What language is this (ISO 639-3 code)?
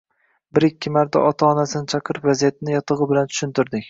uzb